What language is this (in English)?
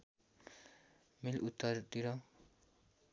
Nepali